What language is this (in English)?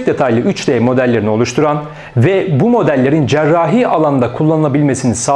Turkish